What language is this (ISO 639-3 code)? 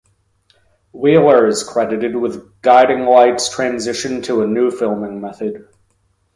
eng